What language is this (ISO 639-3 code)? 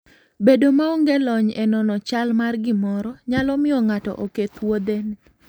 luo